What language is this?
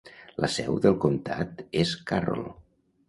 Catalan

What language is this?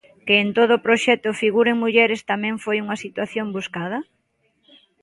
Galician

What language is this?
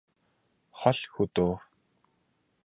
Mongolian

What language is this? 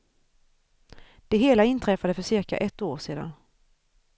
Swedish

